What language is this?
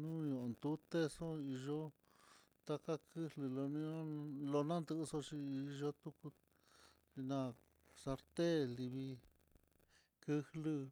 Mitlatongo Mixtec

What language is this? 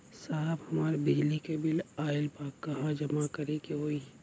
Bhojpuri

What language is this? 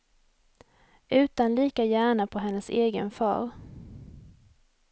Swedish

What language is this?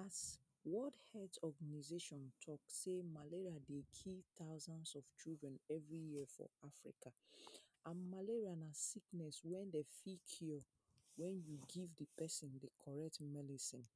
Nigerian Pidgin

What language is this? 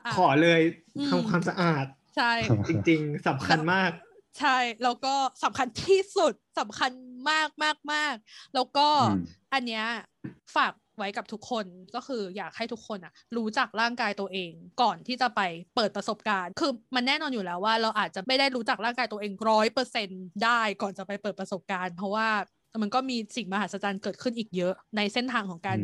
Thai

